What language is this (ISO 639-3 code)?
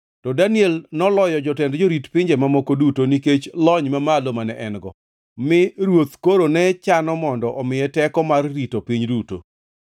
luo